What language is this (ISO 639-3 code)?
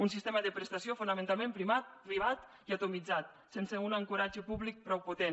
cat